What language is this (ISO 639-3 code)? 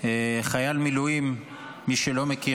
heb